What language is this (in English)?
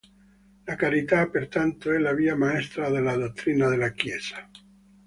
Italian